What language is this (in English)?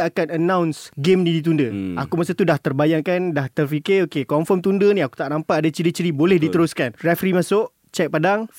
Malay